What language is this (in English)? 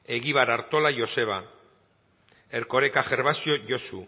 Basque